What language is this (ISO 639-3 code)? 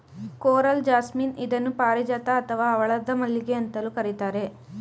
kan